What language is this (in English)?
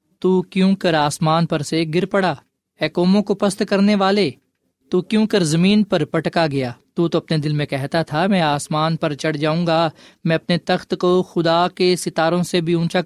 Urdu